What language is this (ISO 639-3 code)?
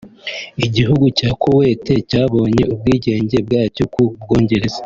kin